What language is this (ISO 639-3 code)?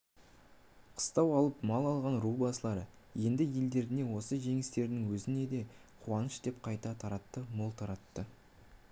kaz